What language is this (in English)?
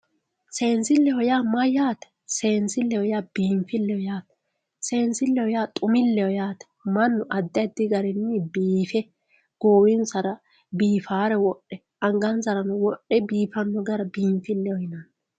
Sidamo